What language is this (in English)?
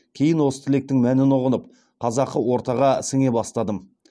Kazakh